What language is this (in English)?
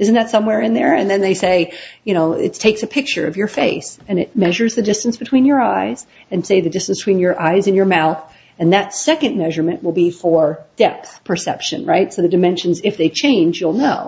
English